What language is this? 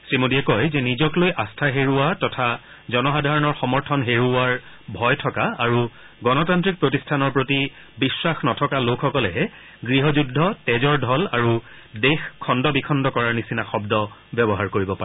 Assamese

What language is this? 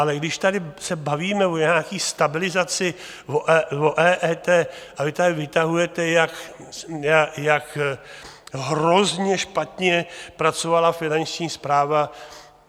Czech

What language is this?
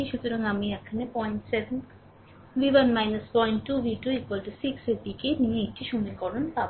Bangla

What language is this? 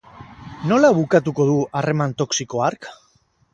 Basque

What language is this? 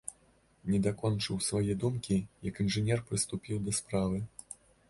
Belarusian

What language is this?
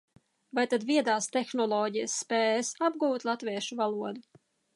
Latvian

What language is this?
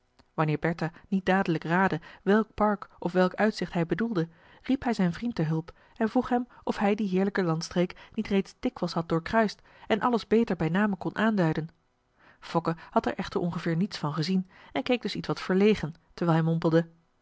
Dutch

